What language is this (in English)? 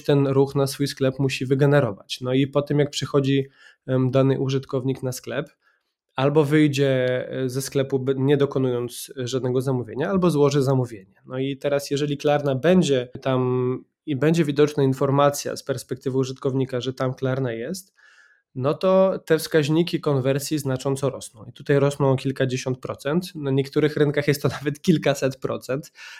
Polish